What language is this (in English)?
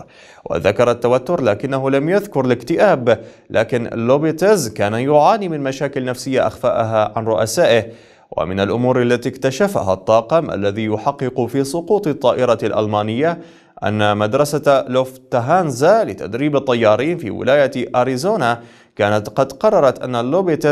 Arabic